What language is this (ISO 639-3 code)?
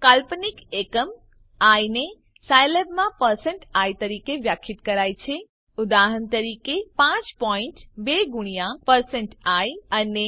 guj